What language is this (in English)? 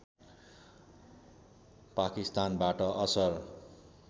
Nepali